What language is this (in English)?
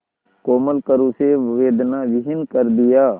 Hindi